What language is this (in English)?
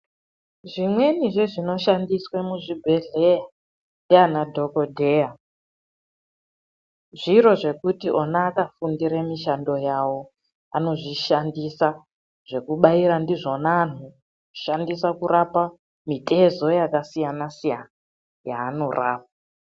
Ndau